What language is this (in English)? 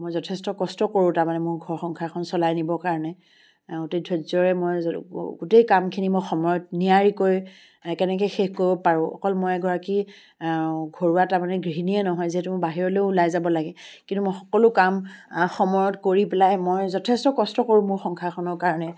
Assamese